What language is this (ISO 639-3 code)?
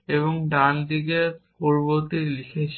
ben